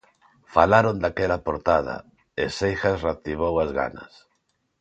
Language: Galician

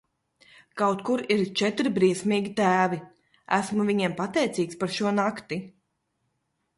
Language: Latvian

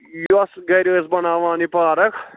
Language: Kashmiri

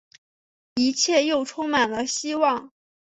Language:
Chinese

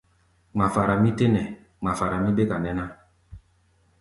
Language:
Gbaya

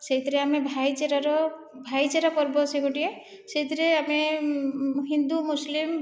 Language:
Odia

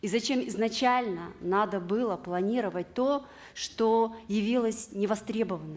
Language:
Kazakh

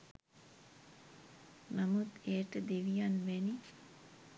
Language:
Sinhala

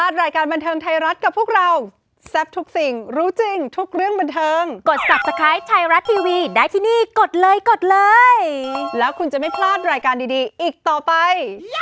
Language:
Thai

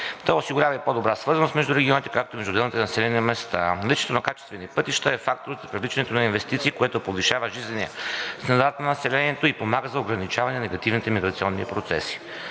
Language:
Bulgarian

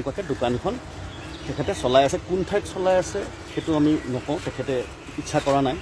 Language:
Thai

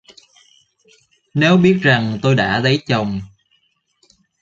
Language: Vietnamese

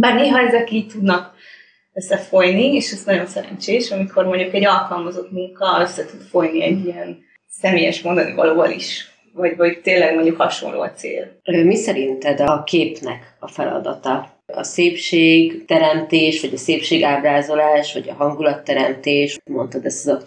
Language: Hungarian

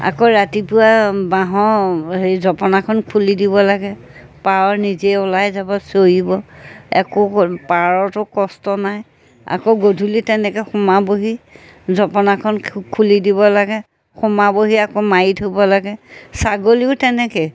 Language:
Assamese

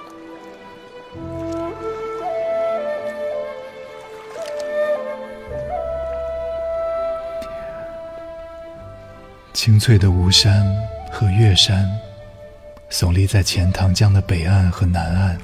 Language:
Chinese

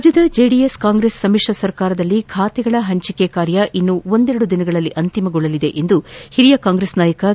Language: Kannada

